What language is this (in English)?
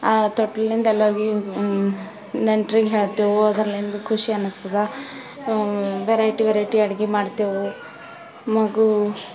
Kannada